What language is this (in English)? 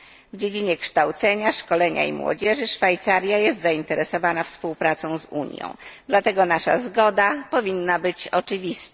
Polish